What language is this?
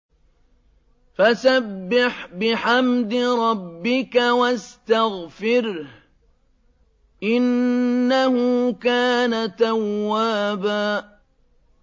Arabic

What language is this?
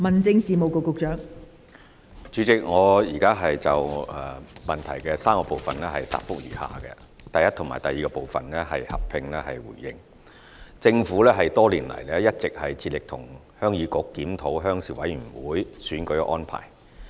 Cantonese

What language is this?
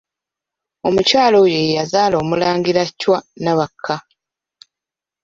Ganda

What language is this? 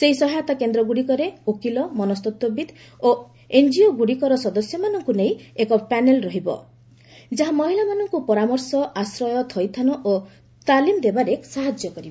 Odia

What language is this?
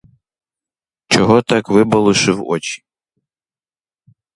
Ukrainian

